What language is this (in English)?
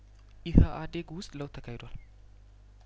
Amharic